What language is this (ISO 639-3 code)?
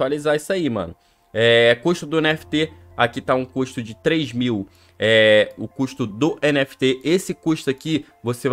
por